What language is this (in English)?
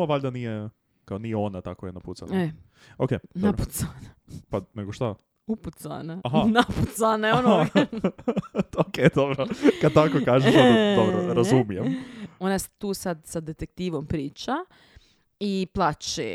Croatian